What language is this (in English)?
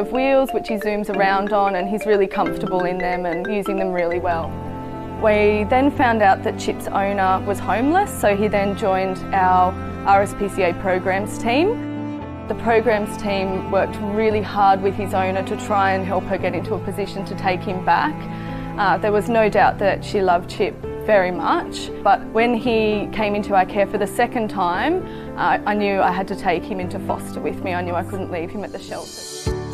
English